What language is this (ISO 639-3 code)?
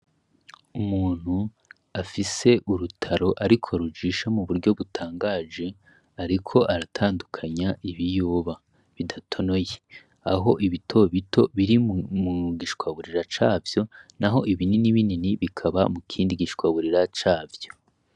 run